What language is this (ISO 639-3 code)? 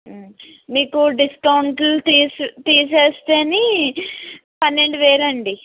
tel